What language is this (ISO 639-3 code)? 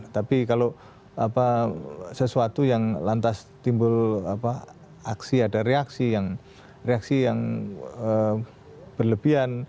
ind